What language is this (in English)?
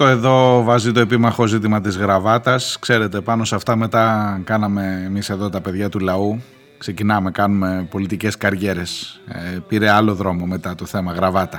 Greek